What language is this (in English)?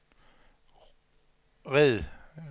Danish